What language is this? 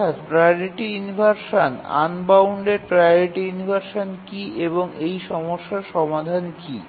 Bangla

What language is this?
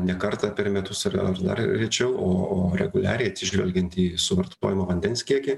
Lithuanian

